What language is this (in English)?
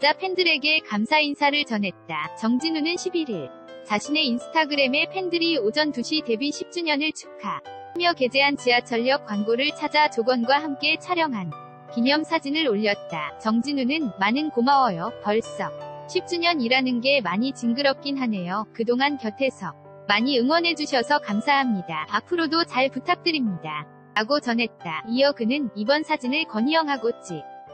Korean